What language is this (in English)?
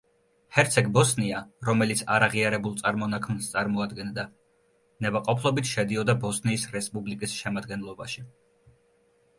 Georgian